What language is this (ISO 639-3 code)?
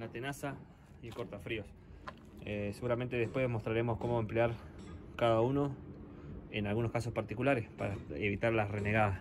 spa